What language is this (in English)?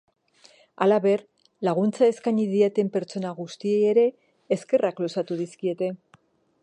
Basque